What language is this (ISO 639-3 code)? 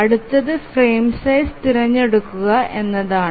mal